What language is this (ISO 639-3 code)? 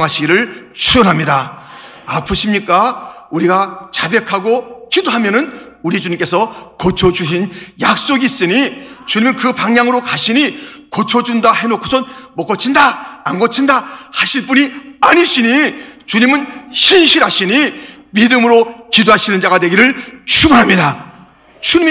kor